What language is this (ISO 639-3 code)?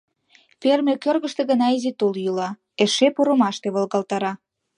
chm